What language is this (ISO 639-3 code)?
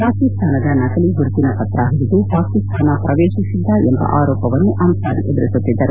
kan